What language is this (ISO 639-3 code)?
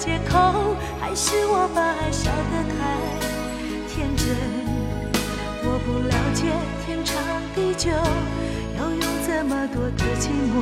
zho